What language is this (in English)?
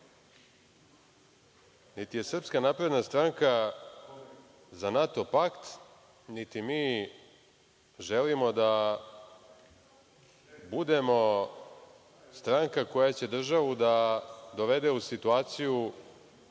Serbian